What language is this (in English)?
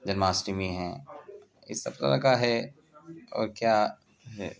Urdu